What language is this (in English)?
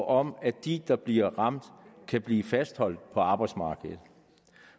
Danish